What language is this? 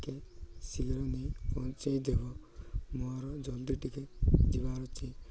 Odia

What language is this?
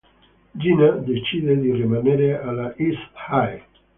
Italian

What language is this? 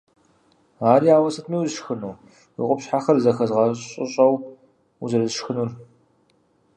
Kabardian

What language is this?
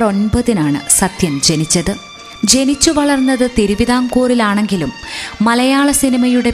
Malayalam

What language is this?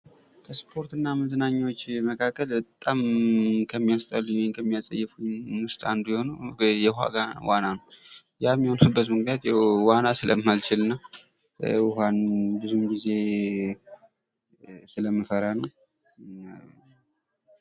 Amharic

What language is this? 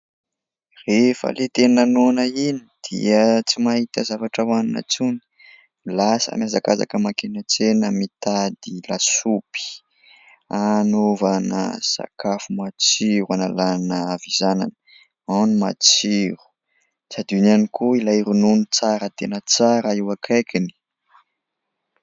Malagasy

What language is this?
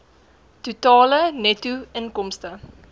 Afrikaans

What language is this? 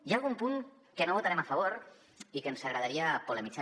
Catalan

